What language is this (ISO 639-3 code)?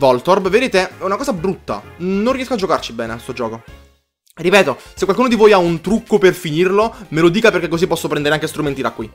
ita